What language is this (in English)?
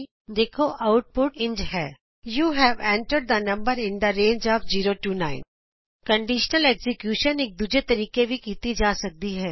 Punjabi